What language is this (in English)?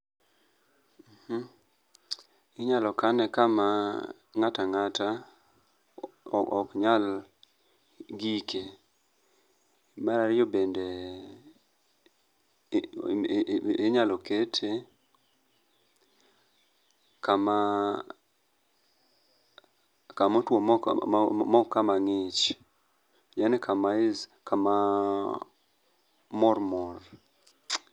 Luo (Kenya and Tanzania)